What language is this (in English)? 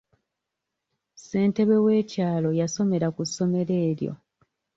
Ganda